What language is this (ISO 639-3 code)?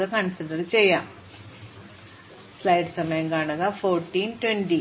mal